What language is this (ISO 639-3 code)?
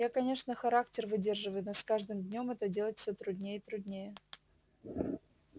rus